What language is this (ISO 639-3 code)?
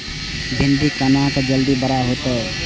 mai